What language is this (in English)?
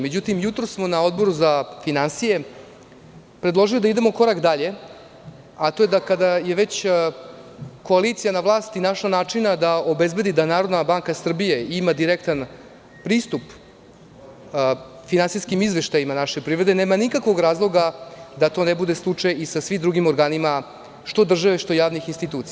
Serbian